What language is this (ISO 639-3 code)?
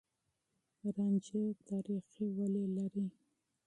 pus